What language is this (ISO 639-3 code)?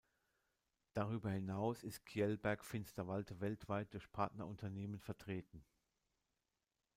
deu